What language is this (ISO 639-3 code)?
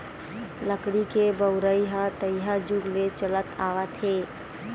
hne